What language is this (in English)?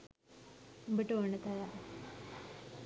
Sinhala